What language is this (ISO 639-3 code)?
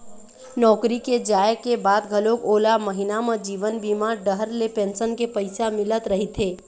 hne